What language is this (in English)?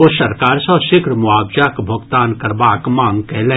Maithili